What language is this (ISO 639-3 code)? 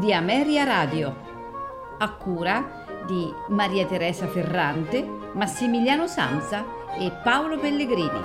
ita